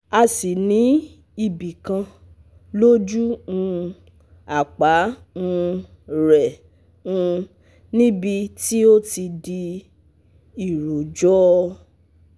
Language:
Yoruba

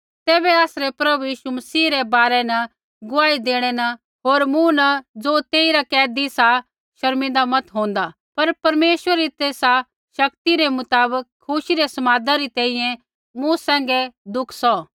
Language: Kullu Pahari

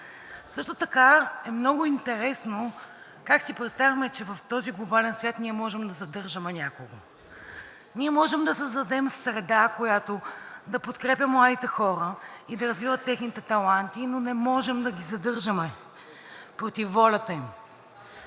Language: Bulgarian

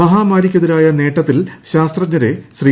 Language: Malayalam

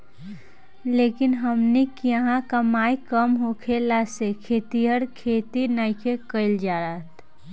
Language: Bhojpuri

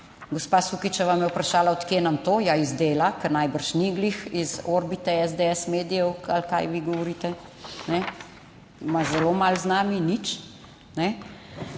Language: Slovenian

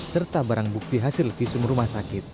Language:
Indonesian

